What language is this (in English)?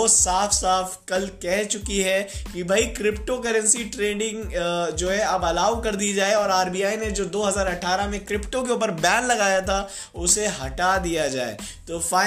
Hindi